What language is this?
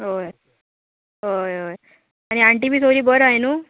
Konkani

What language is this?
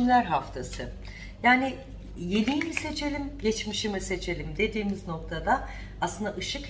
Turkish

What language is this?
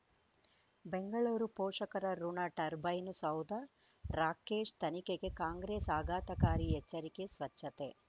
Kannada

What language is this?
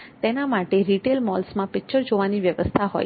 Gujarati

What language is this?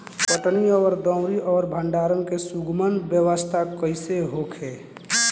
Bhojpuri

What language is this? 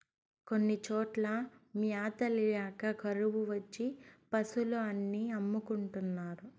Telugu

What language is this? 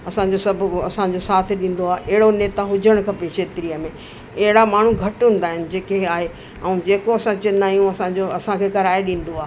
Sindhi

